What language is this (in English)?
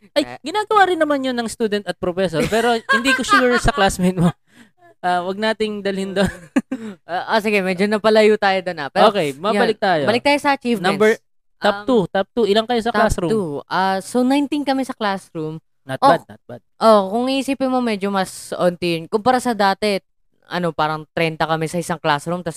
Filipino